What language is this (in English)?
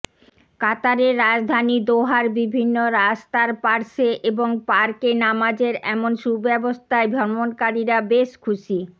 Bangla